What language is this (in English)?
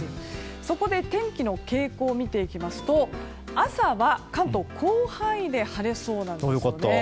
Japanese